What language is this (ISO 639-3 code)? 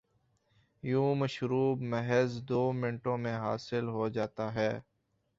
urd